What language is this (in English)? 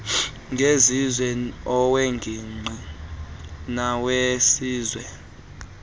Xhosa